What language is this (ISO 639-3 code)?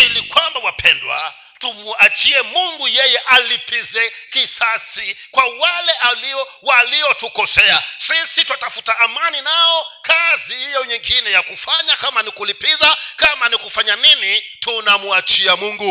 swa